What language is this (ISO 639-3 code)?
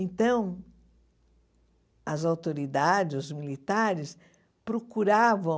por